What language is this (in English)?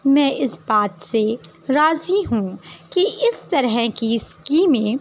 Urdu